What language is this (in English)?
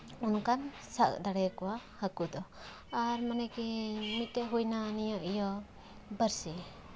Santali